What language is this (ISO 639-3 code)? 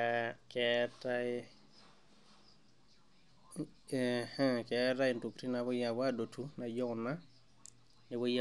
mas